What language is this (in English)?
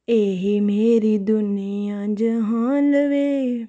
Dogri